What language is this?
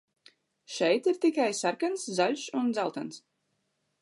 Latvian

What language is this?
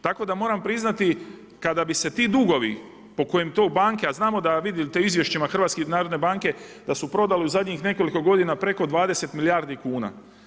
Croatian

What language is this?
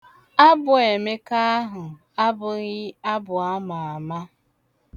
Igbo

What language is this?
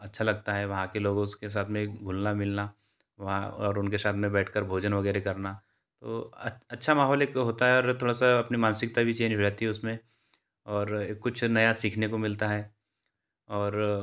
Hindi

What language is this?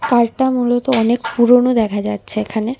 Bangla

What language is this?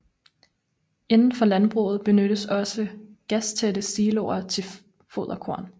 Danish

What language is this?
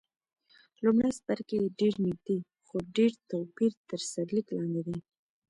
Pashto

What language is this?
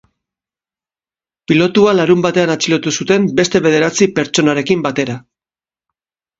Basque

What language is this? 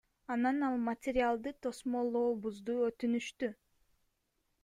Kyrgyz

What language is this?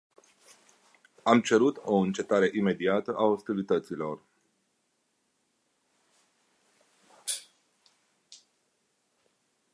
Romanian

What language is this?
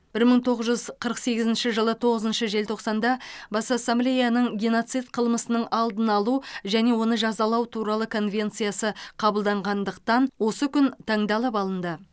Kazakh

